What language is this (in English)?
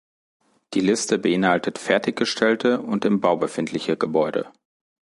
German